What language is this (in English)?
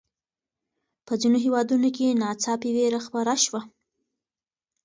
Pashto